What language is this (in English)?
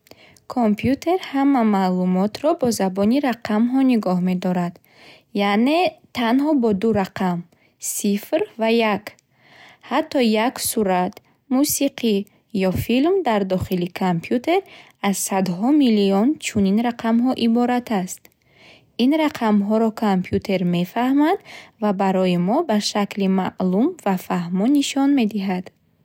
Bukharic